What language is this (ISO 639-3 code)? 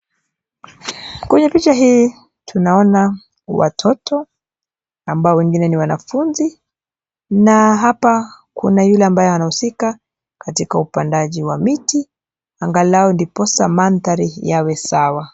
swa